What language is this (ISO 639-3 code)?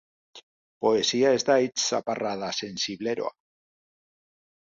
eus